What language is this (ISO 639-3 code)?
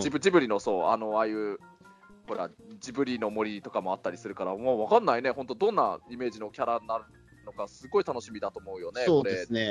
jpn